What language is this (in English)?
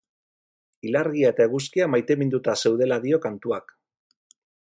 Basque